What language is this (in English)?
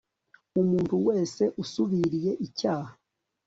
Kinyarwanda